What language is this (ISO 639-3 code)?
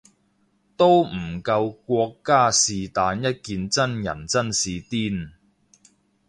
yue